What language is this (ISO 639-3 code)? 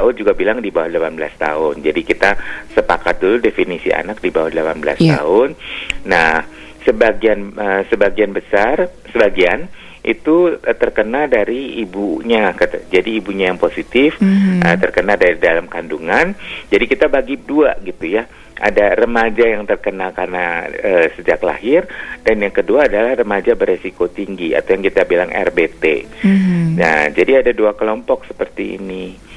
ind